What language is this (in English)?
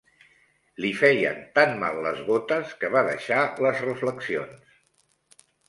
Catalan